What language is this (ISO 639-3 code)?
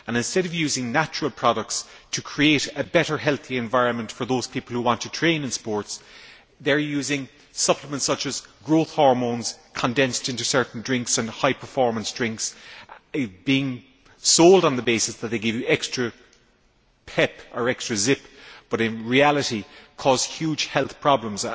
eng